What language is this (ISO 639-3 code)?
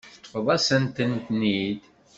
kab